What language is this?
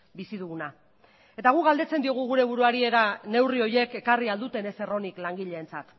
Basque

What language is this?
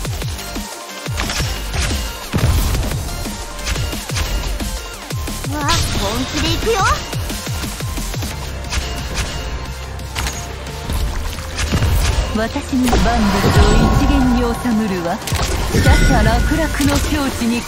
Japanese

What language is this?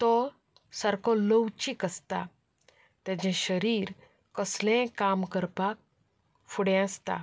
Konkani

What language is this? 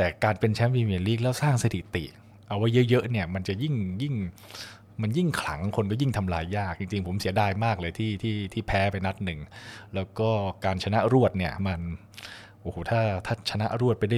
Thai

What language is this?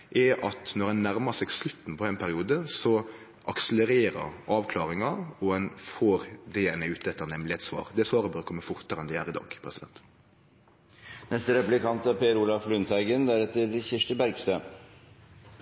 Norwegian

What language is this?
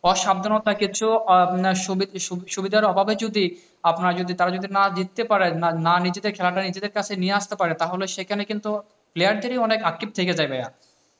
Bangla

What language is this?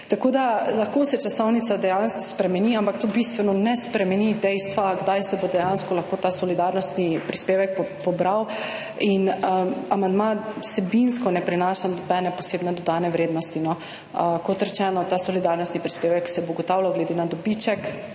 Slovenian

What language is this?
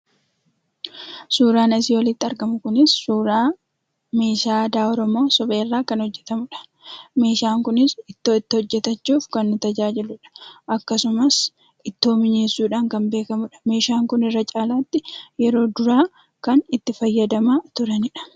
Oromo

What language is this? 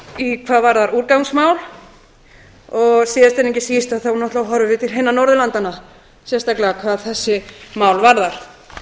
Icelandic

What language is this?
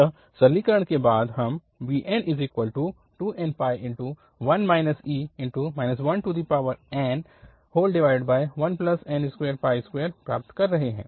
Hindi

